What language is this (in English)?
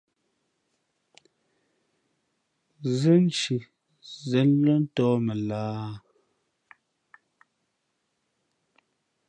Fe'fe'